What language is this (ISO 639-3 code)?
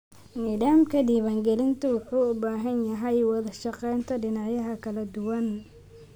som